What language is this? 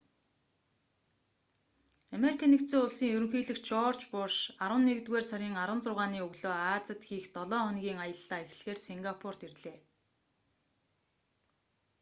Mongolian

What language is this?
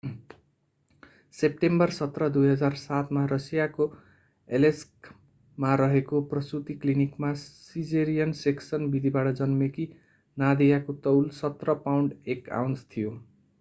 Nepali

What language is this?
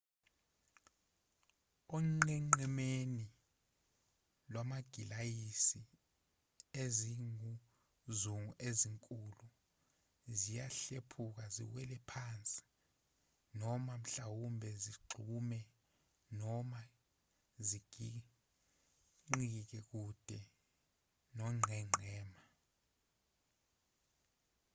Zulu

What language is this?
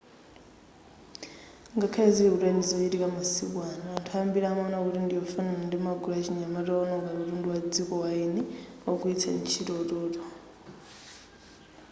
Nyanja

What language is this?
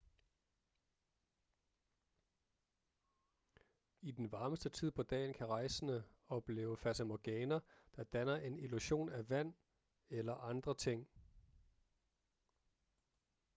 Danish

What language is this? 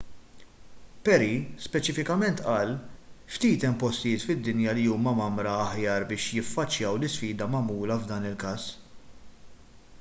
Maltese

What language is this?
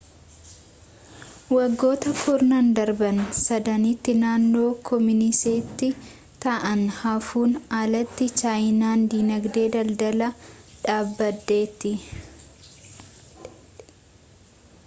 Oromo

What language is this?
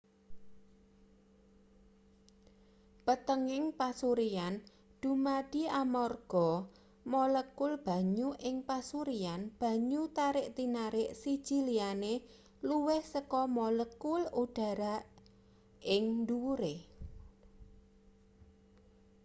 Javanese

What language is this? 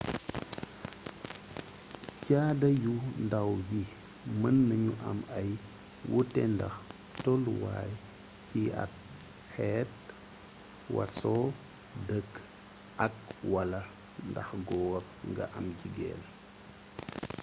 Wolof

